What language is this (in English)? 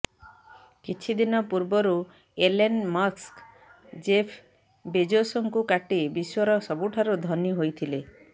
Odia